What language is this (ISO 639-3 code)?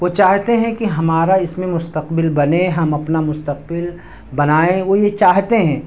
urd